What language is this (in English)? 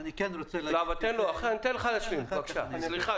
Hebrew